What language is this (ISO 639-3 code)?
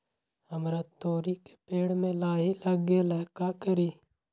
mag